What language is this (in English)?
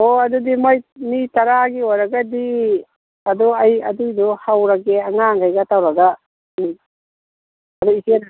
Manipuri